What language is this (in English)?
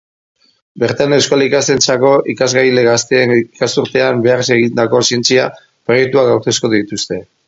Basque